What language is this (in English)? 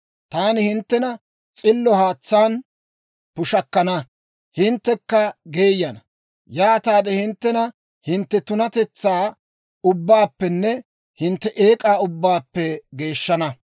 Dawro